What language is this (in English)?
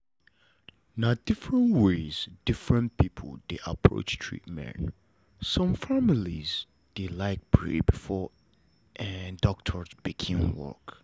Nigerian Pidgin